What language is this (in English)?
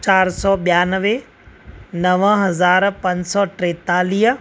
Sindhi